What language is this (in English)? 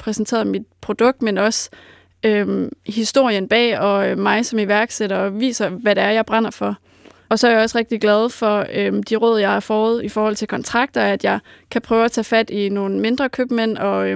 Danish